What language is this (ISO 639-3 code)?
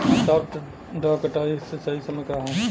bho